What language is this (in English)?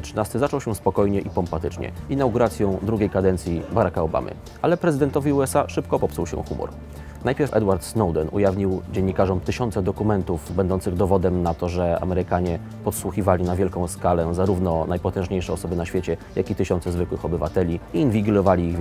Polish